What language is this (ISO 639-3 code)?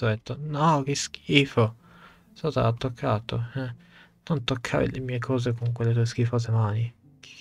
ita